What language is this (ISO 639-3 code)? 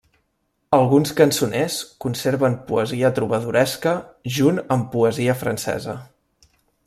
cat